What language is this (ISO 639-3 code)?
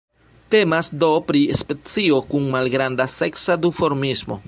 epo